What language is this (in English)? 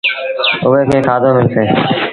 Sindhi Bhil